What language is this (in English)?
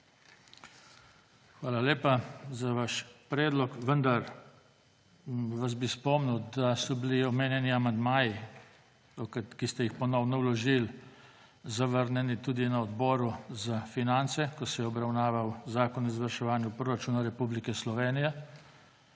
Slovenian